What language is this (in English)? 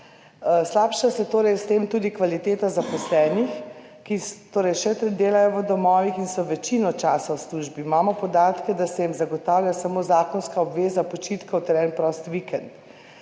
Slovenian